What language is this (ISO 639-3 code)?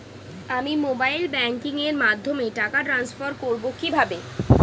ben